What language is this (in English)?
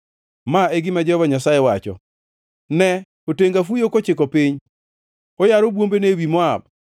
Luo (Kenya and Tanzania)